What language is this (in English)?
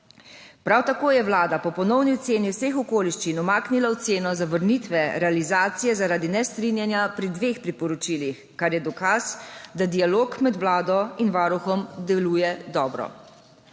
Slovenian